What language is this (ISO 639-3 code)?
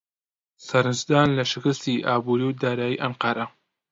ckb